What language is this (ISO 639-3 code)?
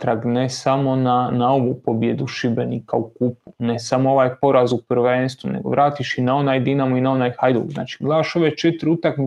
hrv